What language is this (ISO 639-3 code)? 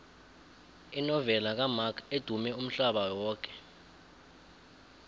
nbl